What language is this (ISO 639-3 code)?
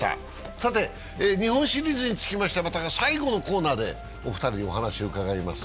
jpn